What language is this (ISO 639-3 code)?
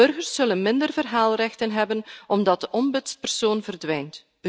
nld